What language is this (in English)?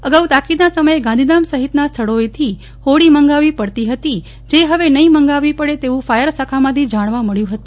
Gujarati